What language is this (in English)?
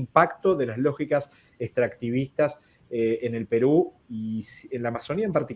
Spanish